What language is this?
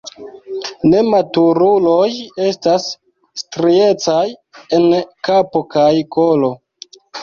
Esperanto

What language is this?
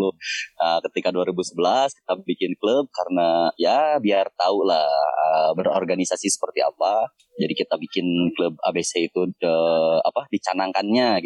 Indonesian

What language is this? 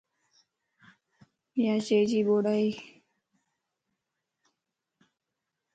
Lasi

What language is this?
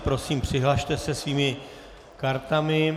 Czech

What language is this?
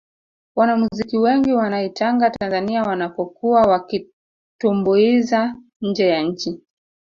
Swahili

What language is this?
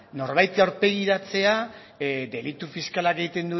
Basque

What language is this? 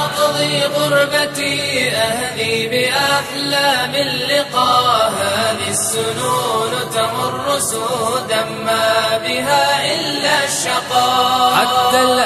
Arabic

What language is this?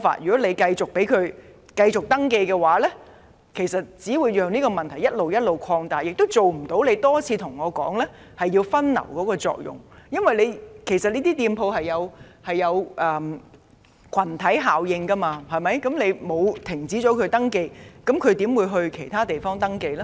Cantonese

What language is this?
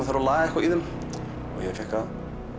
Icelandic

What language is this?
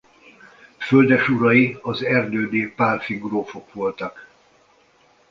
Hungarian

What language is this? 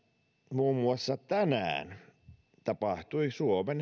Finnish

